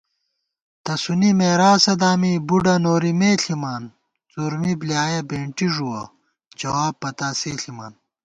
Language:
Gawar-Bati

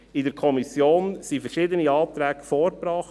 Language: Swiss German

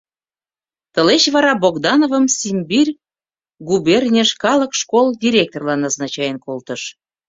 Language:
Mari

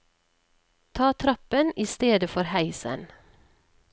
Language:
Norwegian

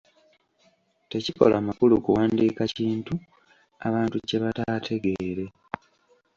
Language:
Ganda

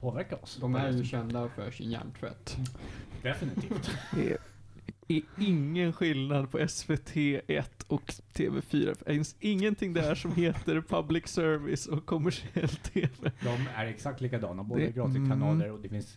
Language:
Swedish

